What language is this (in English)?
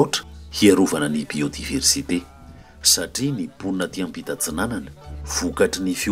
Romanian